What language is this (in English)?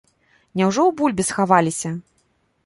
Belarusian